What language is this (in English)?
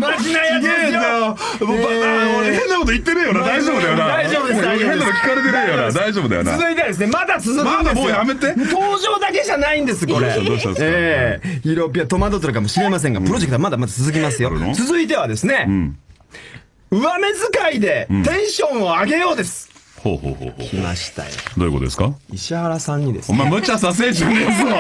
Japanese